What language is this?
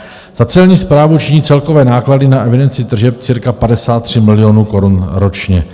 Czech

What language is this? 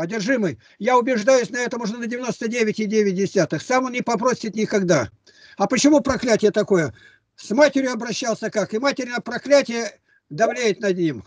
Russian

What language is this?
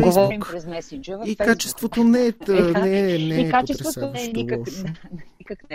Bulgarian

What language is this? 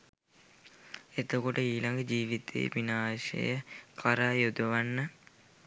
Sinhala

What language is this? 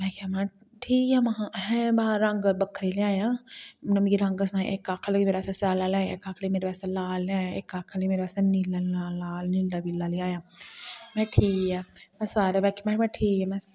Dogri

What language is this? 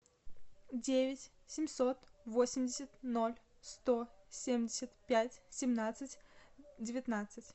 Russian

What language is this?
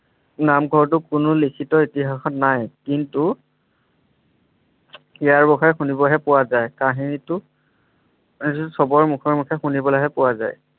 Assamese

